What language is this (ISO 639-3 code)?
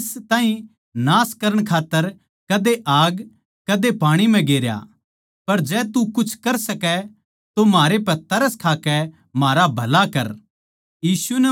bgc